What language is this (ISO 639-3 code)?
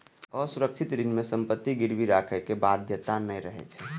mai